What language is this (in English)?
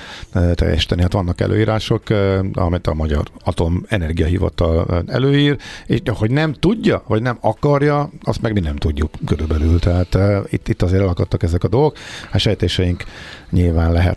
Hungarian